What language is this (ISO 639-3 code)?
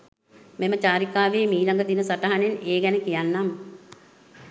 sin